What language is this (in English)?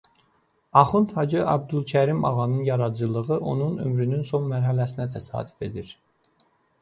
Azerbaijani